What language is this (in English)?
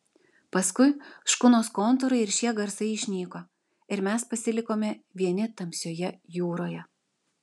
Lithuanian